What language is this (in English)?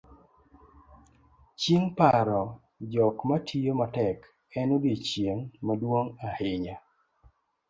Luo (Kenya and Tanzania)